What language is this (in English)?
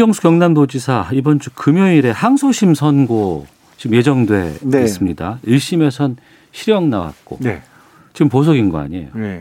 Korean